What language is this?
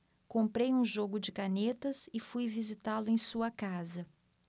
Portuguese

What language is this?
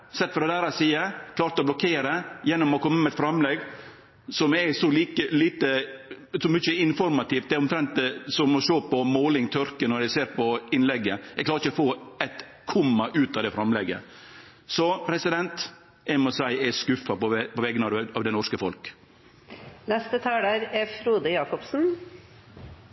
Norwegian Nynorsk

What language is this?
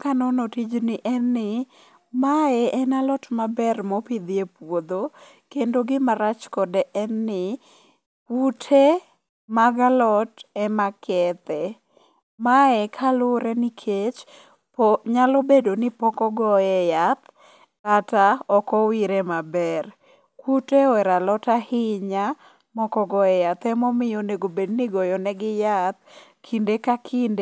Luo (Kenya and Tanzania)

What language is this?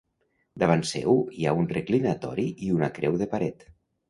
Catalan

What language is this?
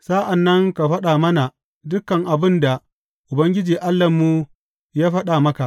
Hausa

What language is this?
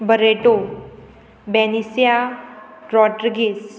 Konkani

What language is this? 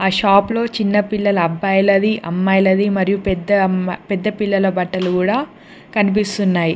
Telugu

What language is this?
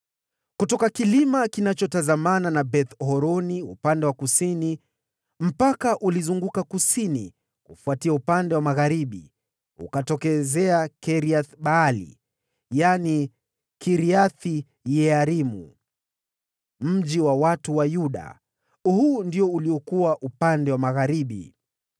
Swahili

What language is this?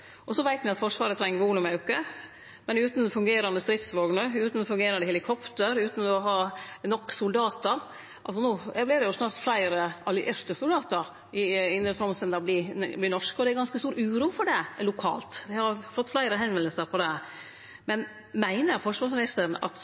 Norwegian Nynorsk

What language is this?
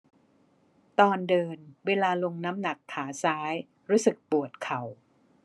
Thai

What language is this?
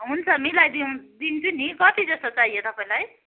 Nepali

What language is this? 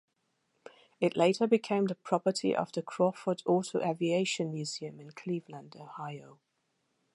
English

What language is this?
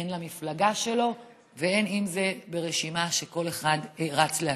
Hebrew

